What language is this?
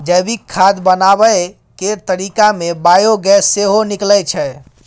Maithili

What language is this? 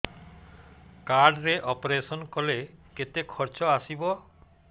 Odia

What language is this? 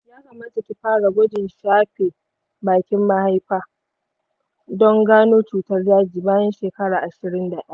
Hausa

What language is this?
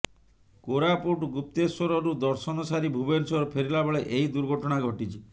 Odia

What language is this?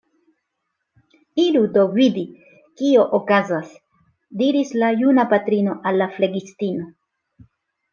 Esperanto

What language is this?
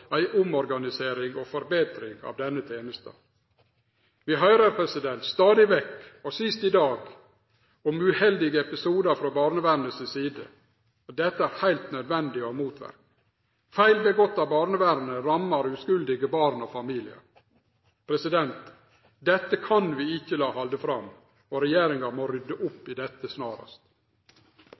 Norwegian Nynorsk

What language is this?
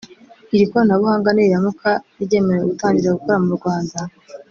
Kinyarwanda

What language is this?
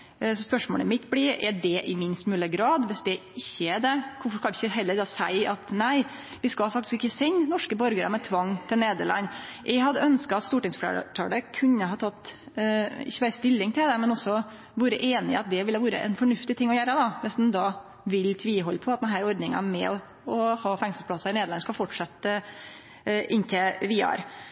Norwegian Nynorsk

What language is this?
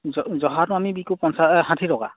Assamese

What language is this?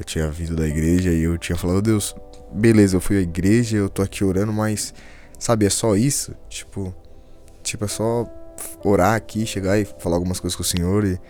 Portuguese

